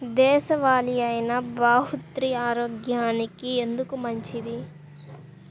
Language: Telugu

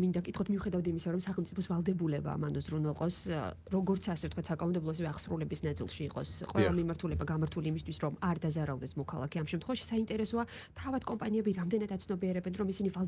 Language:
Romanian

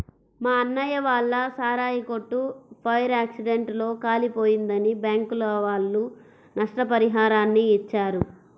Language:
Telugu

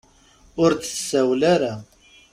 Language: Kabyle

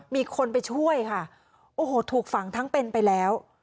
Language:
Thai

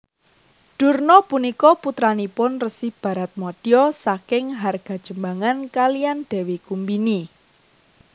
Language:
Javanese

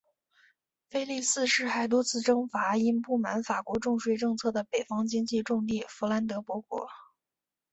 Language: Chinese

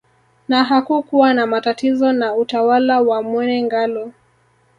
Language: Swahili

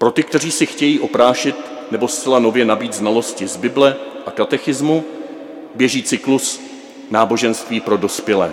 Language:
Czech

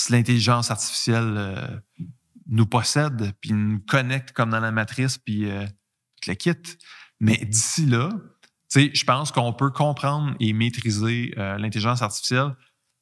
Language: French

